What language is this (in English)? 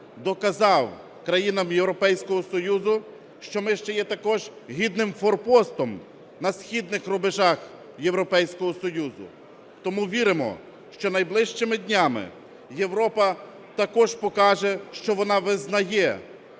Ukrainian